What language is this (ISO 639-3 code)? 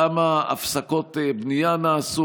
heb